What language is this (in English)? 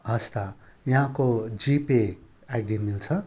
Nepali